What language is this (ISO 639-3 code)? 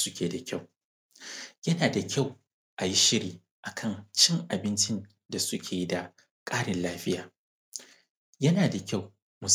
hau